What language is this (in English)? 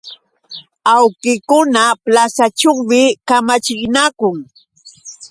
Yauyos Quechua